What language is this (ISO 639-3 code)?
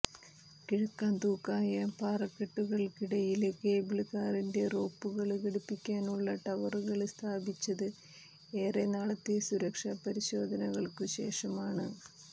mal